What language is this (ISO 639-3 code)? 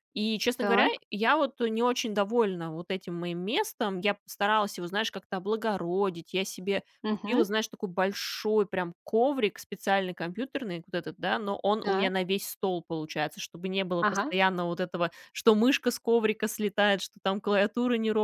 rus